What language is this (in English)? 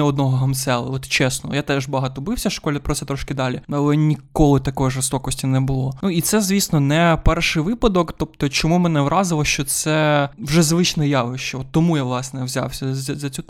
Ukrainian